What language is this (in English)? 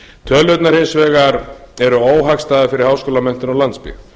Icelandic